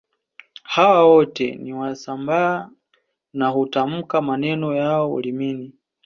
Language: Swahili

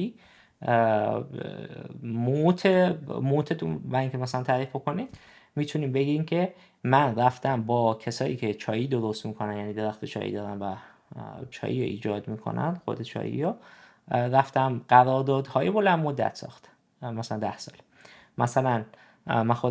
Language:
Persian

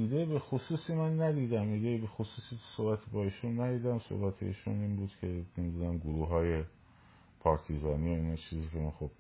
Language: Persian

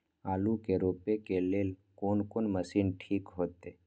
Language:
Maithili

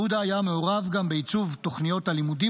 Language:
Hebrew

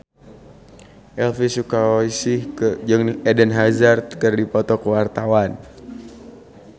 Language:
Sundanese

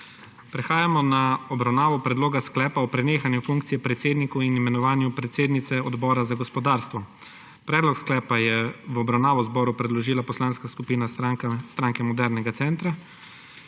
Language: Slovenian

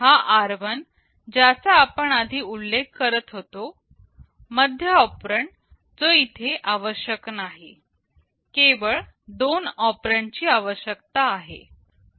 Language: Marathi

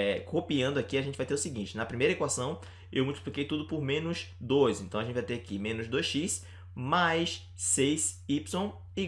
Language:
Portuguese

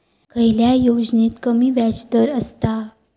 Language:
Marathi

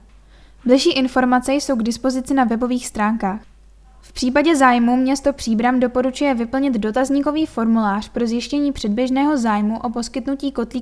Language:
Czech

